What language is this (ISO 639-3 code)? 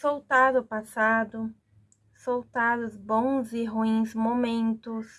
por